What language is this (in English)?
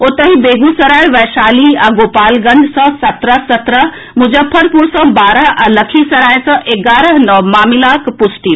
Maithili